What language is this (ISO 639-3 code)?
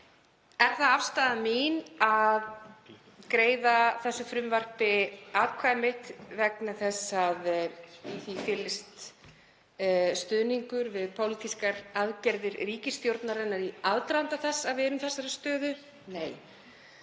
isl